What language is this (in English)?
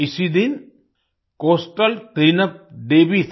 Hindi